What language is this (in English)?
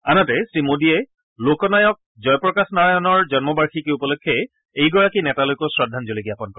Assamese